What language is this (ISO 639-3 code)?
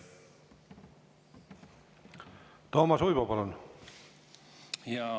est